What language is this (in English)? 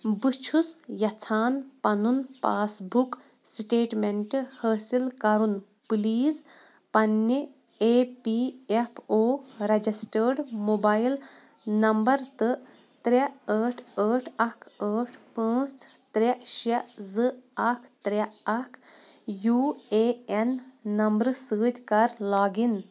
Kashmiri